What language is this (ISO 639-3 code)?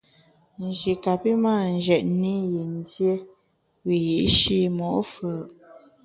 bax